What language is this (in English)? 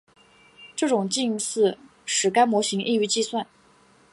Chinese